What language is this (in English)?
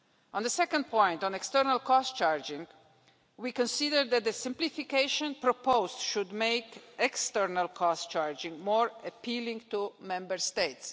English